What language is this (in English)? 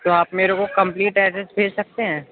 Urdu